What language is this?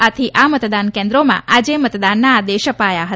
Gujarati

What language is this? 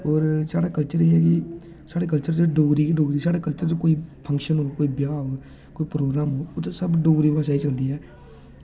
Dogri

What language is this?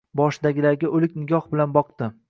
Uzbek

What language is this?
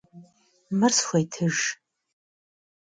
Kabardian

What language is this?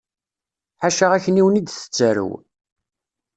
Kabyle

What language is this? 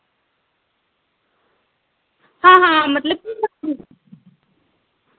Dogri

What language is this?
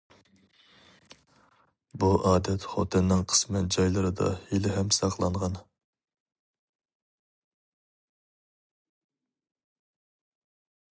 Uyghur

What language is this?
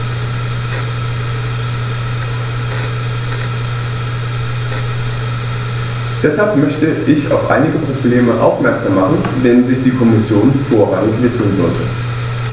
German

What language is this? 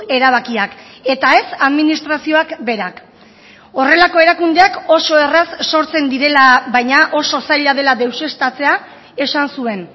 Basque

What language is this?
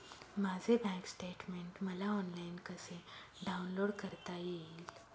Marathi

